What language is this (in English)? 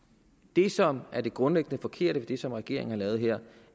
Danish